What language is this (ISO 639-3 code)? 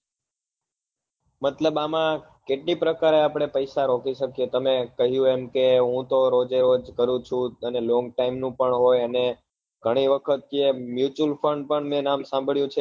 guj